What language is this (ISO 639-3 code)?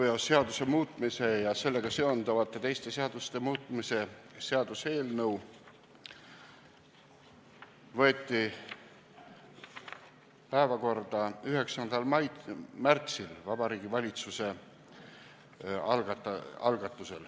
est